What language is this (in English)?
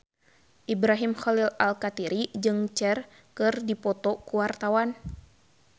Sundanese